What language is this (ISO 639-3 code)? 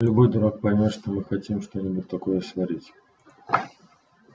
rus